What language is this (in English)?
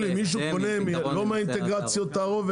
Hebrew